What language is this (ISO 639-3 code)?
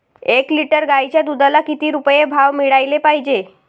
mar